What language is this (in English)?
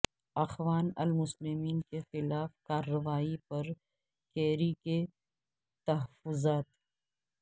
Urdu